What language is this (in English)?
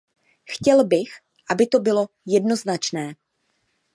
Czech